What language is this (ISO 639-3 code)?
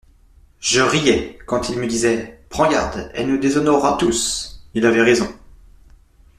fra